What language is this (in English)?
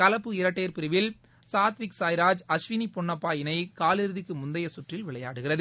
Tamil